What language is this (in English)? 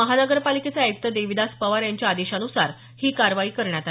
Marathi